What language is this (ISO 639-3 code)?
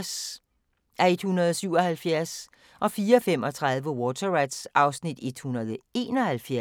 dan